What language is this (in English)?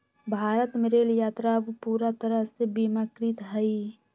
Magahi